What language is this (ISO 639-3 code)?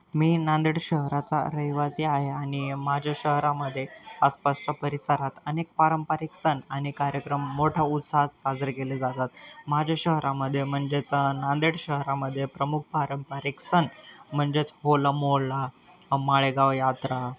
mar